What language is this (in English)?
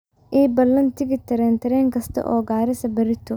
Somali